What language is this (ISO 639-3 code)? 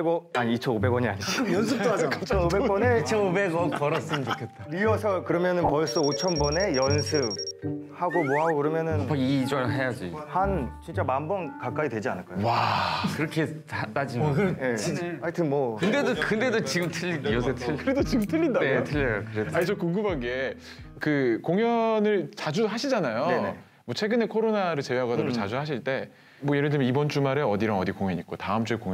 kor